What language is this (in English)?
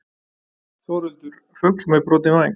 Icelandic